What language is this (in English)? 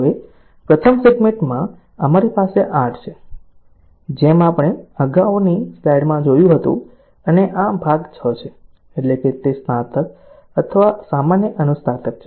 Gujarati